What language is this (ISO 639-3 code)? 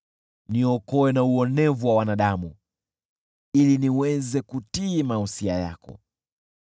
swa